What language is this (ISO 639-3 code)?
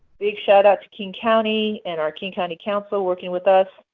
eng